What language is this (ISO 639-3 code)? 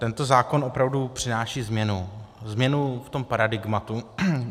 ces